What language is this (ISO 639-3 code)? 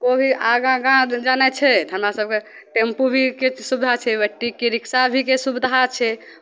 mai